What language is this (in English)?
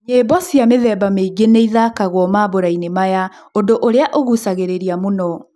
Kikuyu